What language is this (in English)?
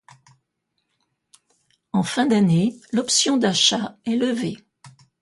French